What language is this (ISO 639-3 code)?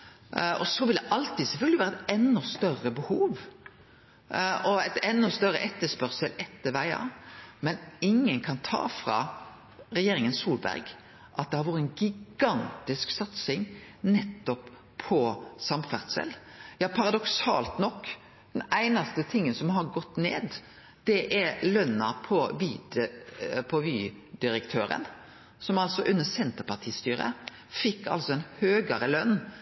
nno